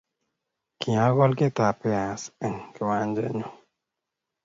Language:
Kalenjin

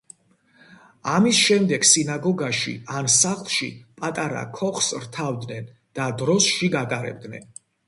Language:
Georgian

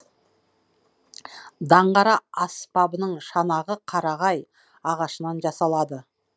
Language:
Kazakh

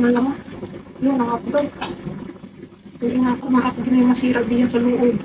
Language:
Filipino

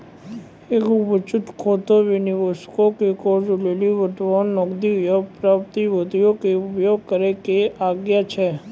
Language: Maithili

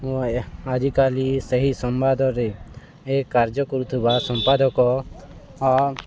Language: Odia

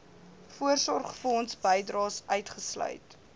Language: Afrikaans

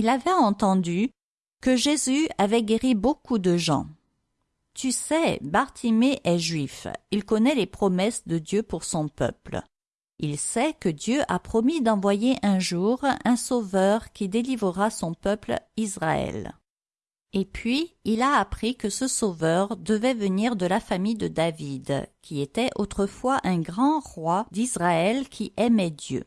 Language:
French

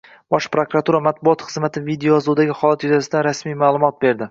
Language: Uzbek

